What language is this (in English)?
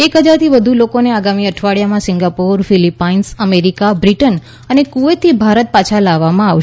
Gujarati